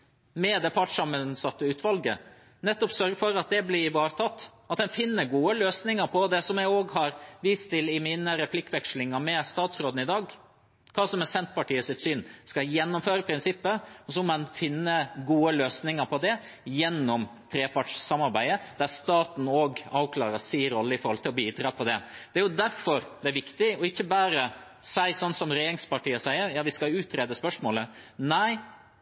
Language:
Norwegian Bokmål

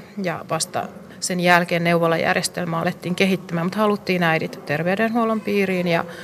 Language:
Finnish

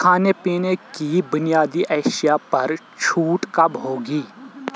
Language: Urdu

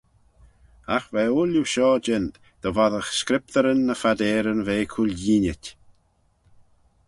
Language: Manx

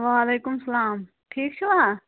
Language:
Kashmiri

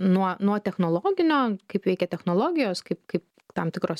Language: Lithuanian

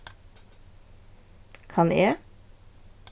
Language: Faroese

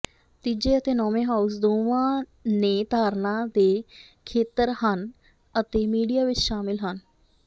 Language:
Punjabi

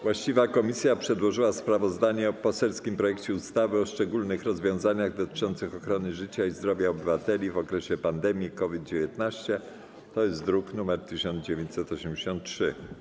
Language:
Polish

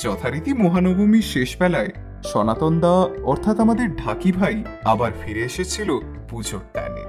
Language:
Bangla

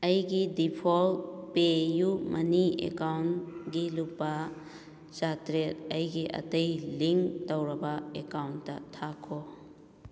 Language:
Manipuri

